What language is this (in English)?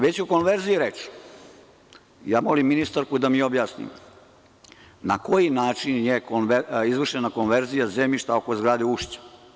Serbian